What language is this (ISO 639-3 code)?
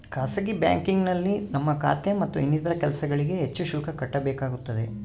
kan